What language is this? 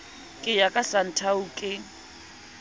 Southern Sotho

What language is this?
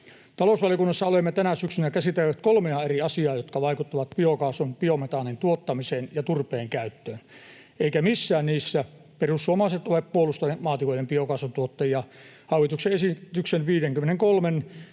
Finnish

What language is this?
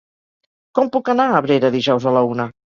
Catalan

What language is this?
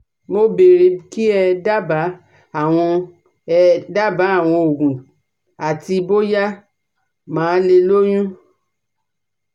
Yoruba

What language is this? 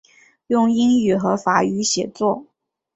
Chinese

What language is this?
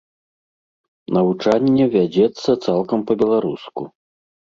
Belarusian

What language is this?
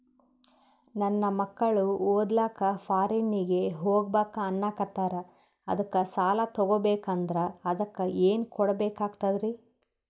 Kannada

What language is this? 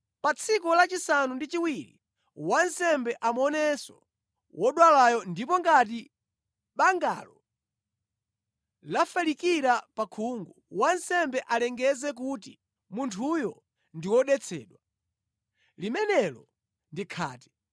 Nyanja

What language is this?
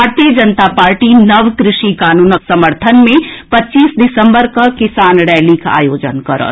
Maithili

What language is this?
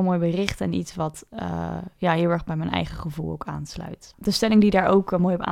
Dutch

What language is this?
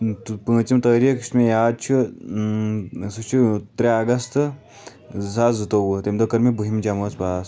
Kashmiri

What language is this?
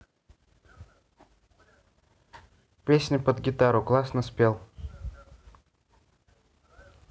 Russian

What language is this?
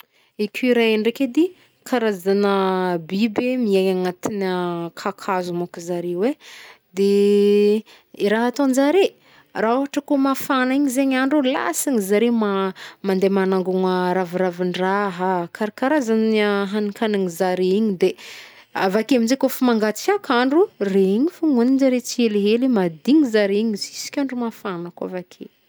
Northern Betsimisaraka Malagasy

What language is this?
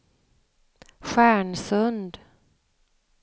Swedish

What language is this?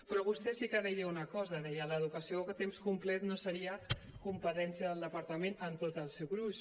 Catalan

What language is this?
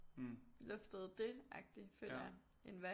Danish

